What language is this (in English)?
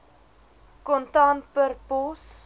Afrikaans